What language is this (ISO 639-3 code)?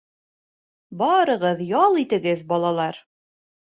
bak